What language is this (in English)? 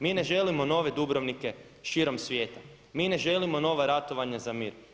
Croatian